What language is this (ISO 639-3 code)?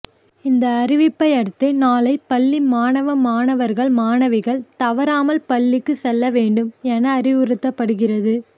tam